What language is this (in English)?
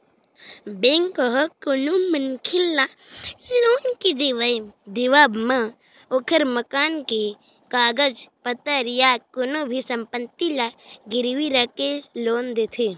Chhattisgarhi